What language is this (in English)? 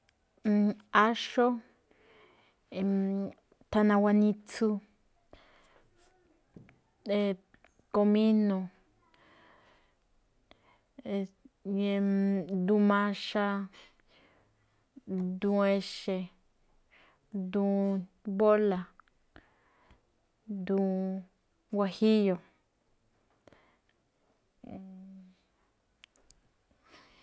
Malinaltepec Me'phaa